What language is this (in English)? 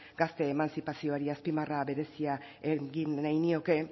Basque